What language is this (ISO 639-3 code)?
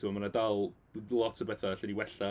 cym